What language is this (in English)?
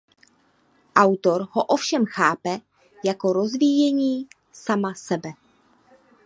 Czech